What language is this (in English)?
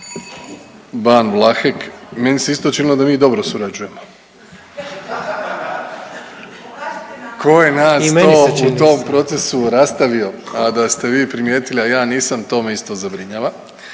Croatian